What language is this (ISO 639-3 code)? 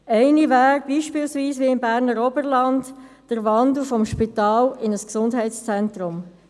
gsw